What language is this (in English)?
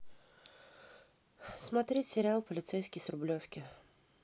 Russian